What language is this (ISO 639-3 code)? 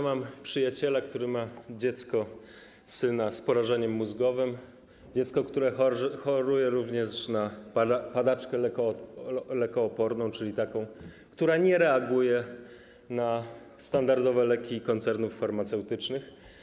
pol